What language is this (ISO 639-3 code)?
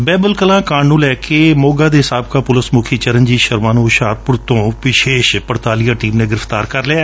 pan